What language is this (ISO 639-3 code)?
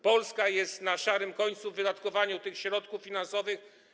pol